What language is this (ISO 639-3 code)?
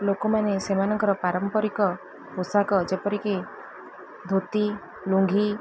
ori